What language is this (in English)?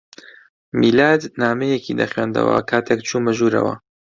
Central Kurdish